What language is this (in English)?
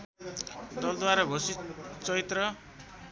Nepali